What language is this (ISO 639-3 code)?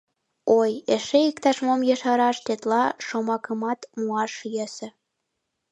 chm